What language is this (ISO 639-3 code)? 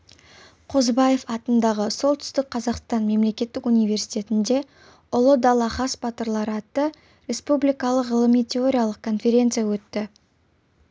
kaz